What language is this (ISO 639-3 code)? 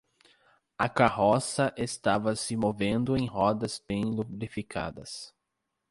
por